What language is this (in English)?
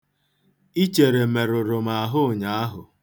Igbo